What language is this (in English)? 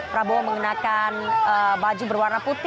Indonesian